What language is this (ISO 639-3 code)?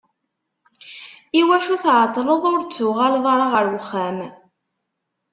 kab